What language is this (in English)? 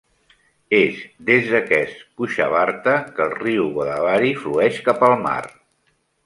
Catalan